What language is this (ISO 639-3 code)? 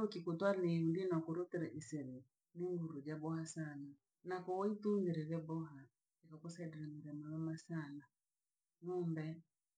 lag